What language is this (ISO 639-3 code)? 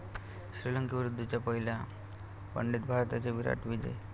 mar